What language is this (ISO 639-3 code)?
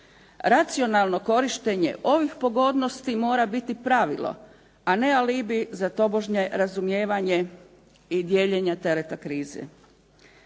hrv